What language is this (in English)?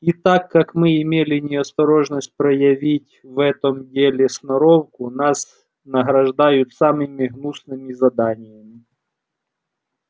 Russian